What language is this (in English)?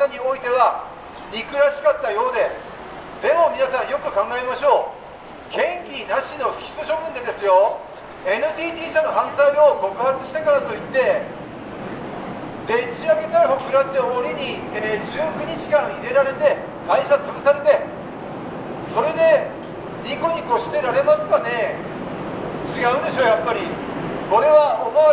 Japanese